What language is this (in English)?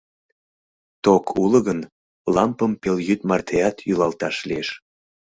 Mari